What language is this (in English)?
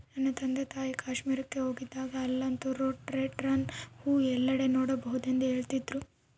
Kannada